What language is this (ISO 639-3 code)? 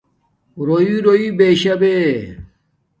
dmk